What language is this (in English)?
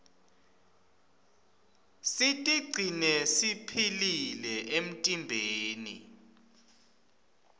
Swati